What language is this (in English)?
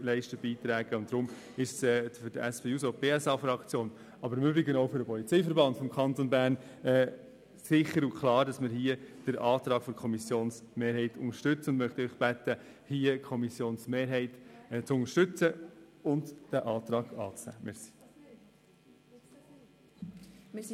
Swiss German